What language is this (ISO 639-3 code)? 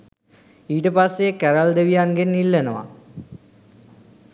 sin